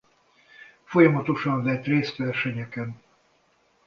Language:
Hungarian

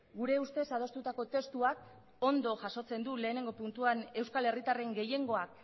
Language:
Basque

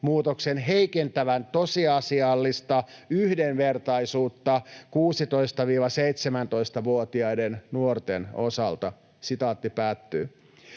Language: Finnish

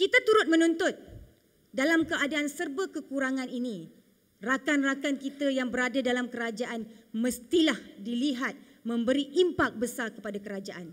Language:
Malay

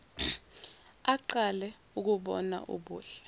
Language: Zulu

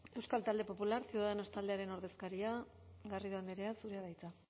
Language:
Basque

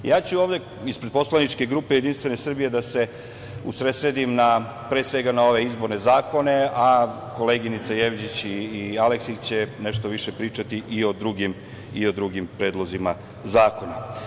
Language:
Serbian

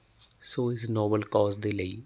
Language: Punjabi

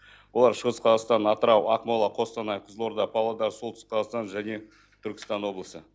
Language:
Kazakh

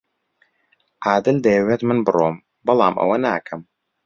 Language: Central Kurdish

